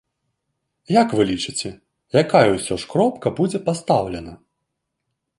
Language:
Belarusian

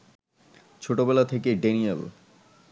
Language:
Bangla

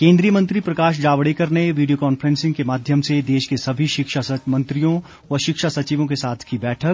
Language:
Hindi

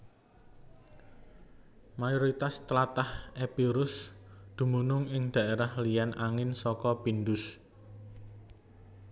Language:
Javanese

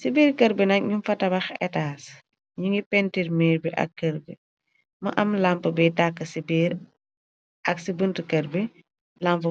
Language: Wolof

